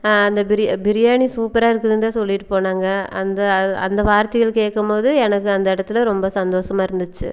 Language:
Tamil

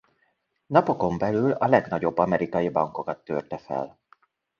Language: Hungarian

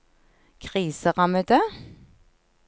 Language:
Norwegian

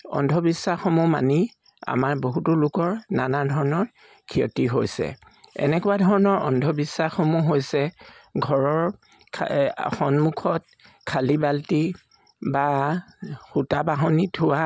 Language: Assamese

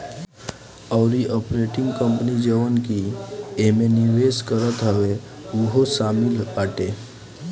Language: Bhojpuri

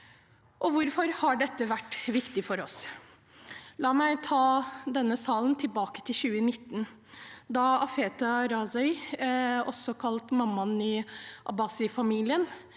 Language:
Norwegian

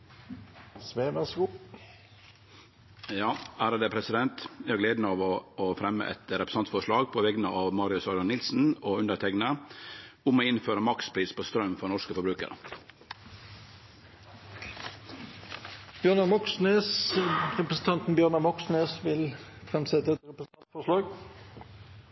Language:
Norwegian Nynorsk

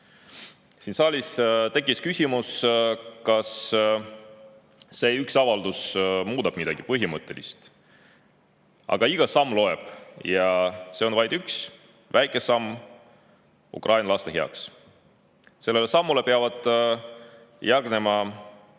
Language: Estonian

